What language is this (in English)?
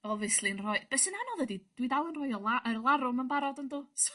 Welsh